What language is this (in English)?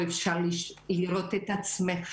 Hebrew